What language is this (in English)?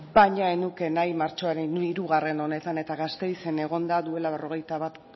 Basque